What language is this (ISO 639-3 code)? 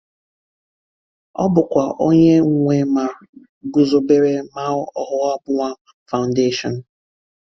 ibo